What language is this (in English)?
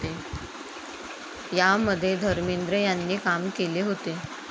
Marathi